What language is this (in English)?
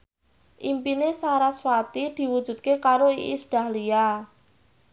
Javanese